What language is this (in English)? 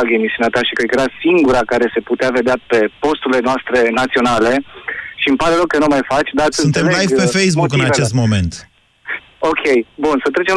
Romanian